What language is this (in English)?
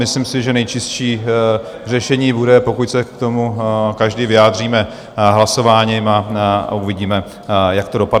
Czech